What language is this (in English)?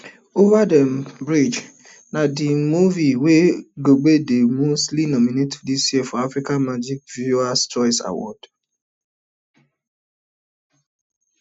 Nigerian Pidgin